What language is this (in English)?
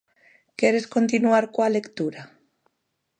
Galician